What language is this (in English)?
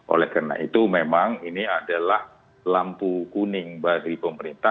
Indonesian